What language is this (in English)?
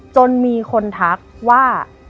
Thai